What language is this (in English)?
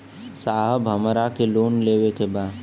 Bhojpuri